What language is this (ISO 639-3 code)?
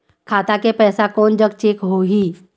hne